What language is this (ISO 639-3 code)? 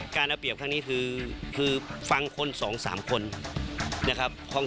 tha